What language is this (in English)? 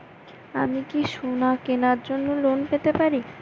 Bangla